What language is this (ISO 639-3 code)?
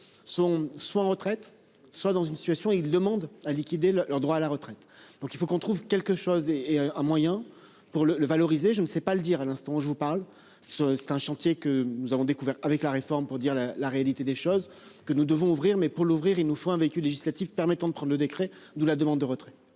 fra